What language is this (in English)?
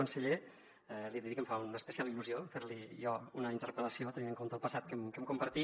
Catalan